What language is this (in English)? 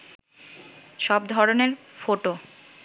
Bangla